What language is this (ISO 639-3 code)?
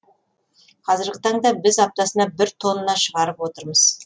kaz